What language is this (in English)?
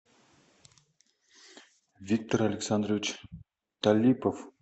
Russian